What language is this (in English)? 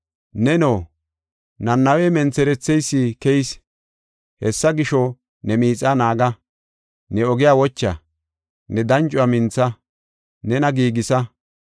Gofa